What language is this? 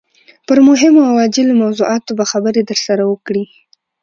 Pashto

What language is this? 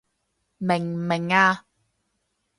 Cantonese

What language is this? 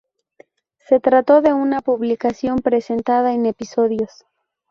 Spanish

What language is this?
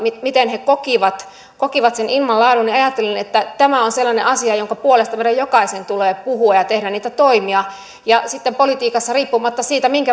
Finnish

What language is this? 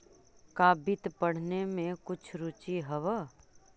Magahi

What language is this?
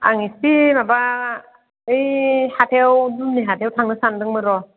Bodo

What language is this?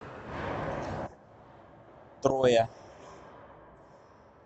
Russian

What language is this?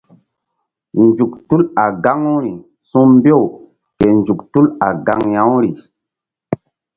Mbum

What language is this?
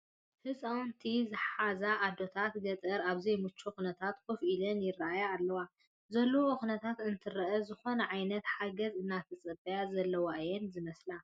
Tigrinya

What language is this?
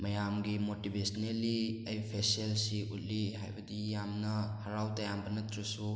Manipuri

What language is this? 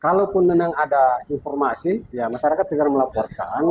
Indonesian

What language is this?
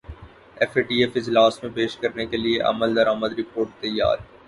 Urdu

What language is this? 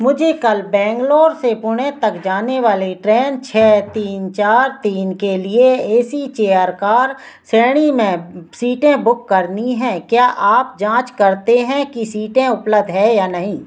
Hindi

